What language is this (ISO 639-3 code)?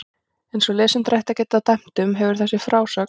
isl